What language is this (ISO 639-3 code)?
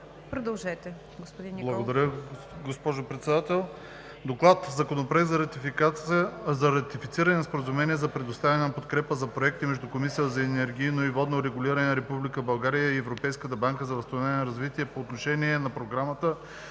bul